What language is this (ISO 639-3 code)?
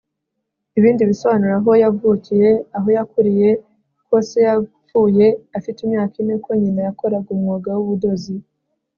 kin